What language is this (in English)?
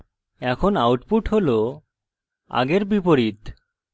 Bangla